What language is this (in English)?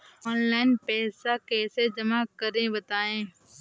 Hindi